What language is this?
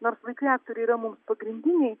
Lithuanian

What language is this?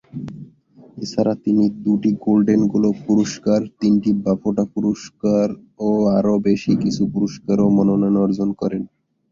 Bangla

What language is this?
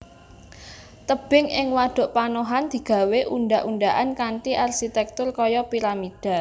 Javanese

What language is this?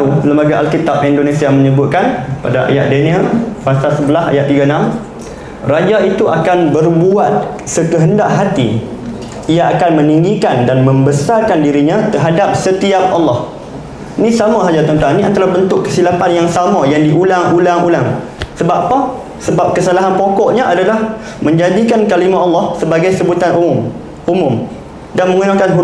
Malay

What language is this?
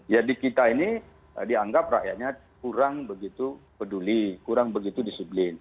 Indonesian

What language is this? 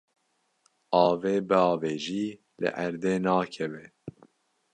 Kurdish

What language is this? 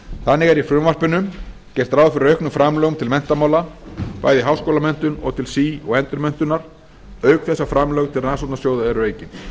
Icelandic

